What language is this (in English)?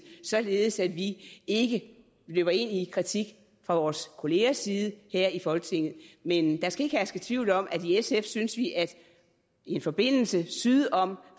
Danish